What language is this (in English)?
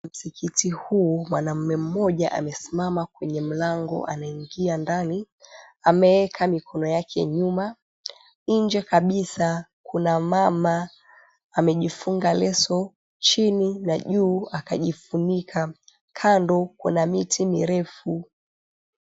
Swahili